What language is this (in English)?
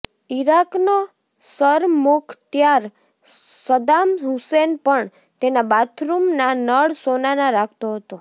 Gujarati